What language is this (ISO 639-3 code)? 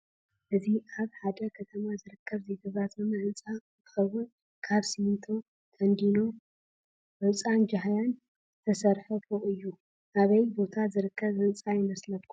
tir